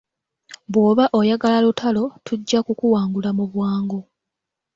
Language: Ganda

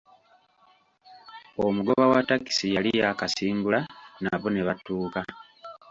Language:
Ganda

